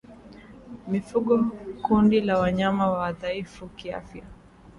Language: Swahili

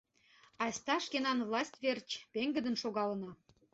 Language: Mari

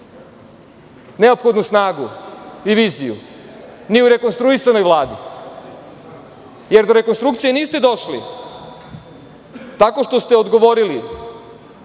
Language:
Serbian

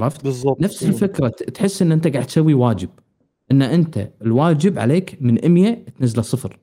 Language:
Arabic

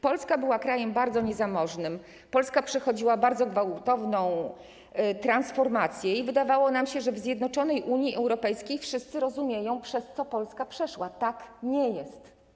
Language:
Polish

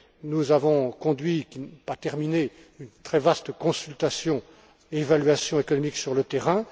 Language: French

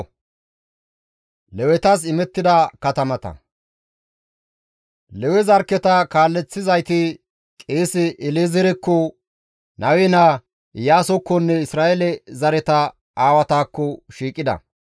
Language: Gamo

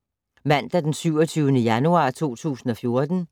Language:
Danish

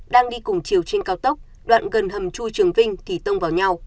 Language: Vietnamese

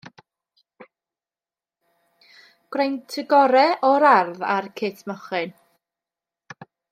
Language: Welsh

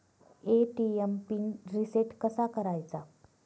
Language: Marathi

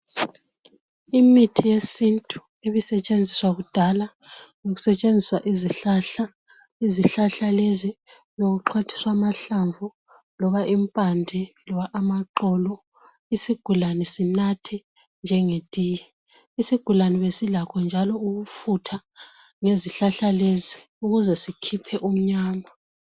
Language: North Ndebele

